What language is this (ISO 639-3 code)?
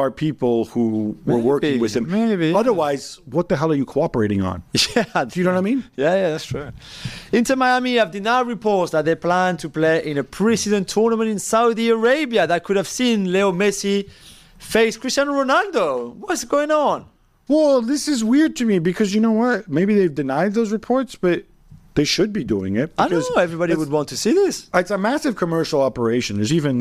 eng